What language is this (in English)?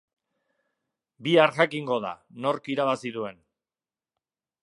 Basque